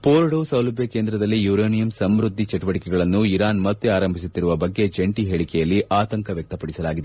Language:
Kannada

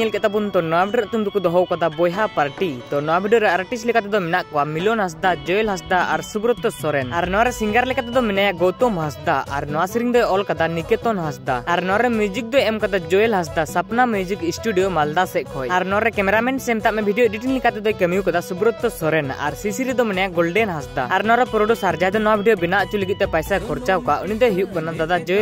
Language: Indonesian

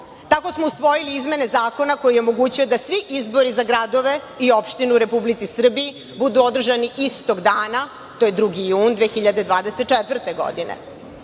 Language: Serbian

